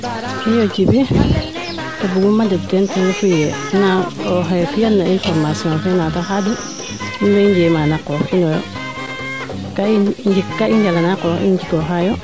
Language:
Serer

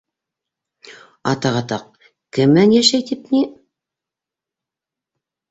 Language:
Bashkir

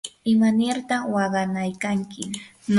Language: Yanahuanca Pasco Quechua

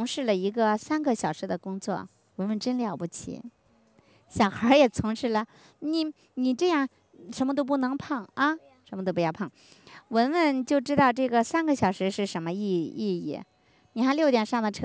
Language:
Chinese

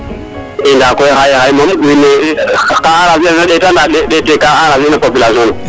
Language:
Serer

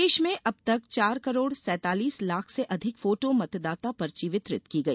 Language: Hindi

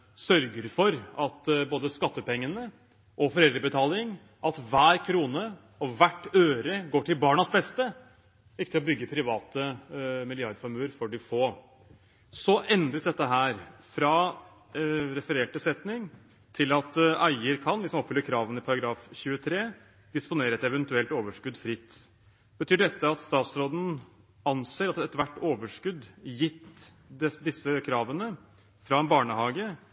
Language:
Norwegian Bokmål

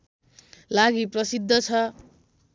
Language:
Nepali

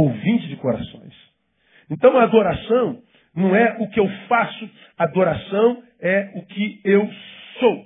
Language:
Portuguese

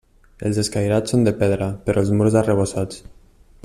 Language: Catalan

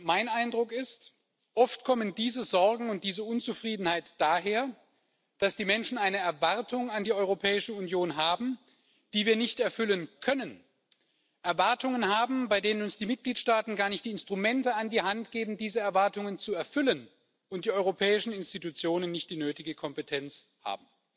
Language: German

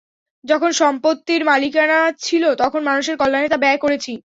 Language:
Bangla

